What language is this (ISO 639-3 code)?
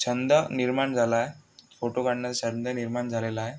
mar